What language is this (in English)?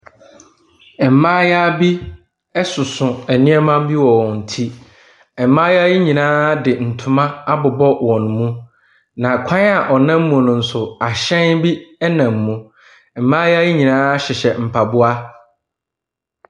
Akan